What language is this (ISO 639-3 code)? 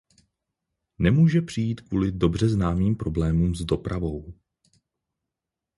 ces